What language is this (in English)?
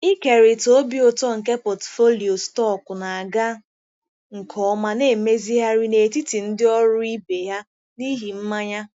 Igbo